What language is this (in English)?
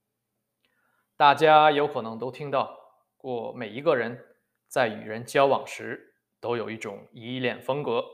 Chinese